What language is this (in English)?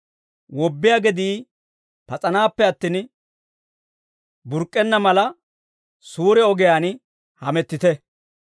Dawro